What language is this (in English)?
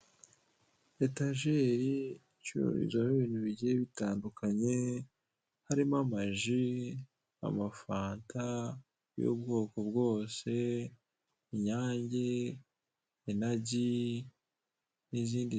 Kinyarwanda